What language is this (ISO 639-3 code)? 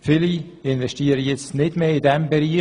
gsw